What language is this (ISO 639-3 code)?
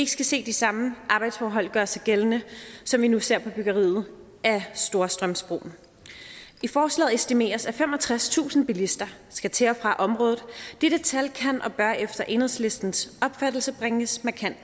dan